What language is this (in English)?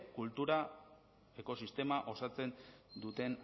Basque